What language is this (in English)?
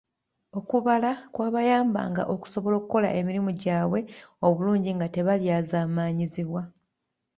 Ganda